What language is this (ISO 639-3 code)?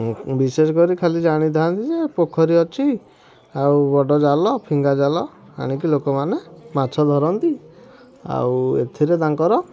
ori